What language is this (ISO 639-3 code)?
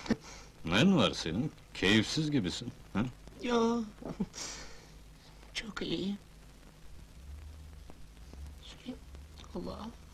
tur